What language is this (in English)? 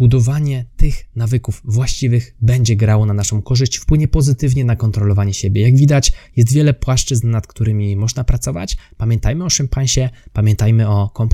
Polish